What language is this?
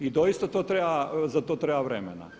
Croatian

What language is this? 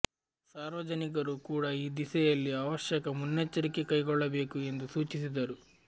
Kannada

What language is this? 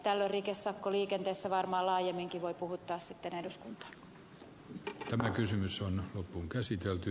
Finnish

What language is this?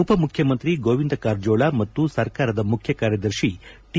Kannada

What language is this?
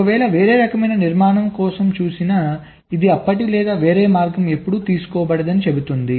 Telugu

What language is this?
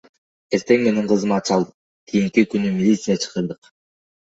Kyrgyz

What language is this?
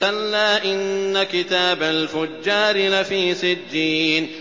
Arabic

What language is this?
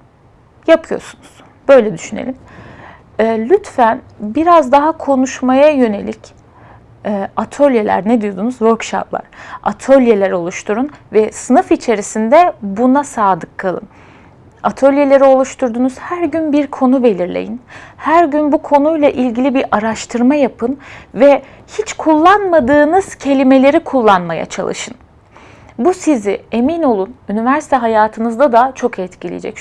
Turkish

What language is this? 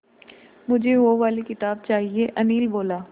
Hindi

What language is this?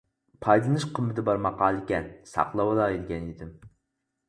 Uyghur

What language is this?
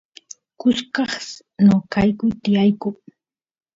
Santiago del Estero Quichua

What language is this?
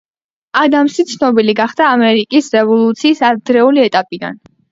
Georgian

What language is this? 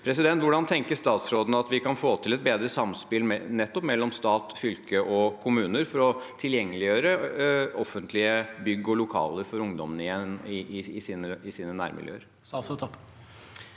Norwegian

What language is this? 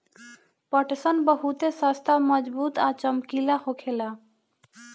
Bhojpuri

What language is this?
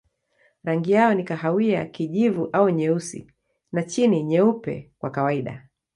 Swahili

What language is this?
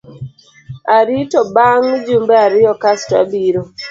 Luo (Kenya and Tanzania)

